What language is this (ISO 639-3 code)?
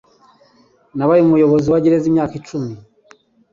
kin